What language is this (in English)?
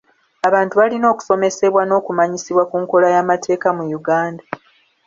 Ganda